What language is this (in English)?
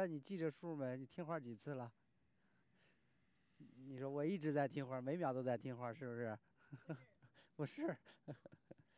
Chinese